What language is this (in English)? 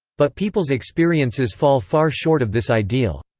English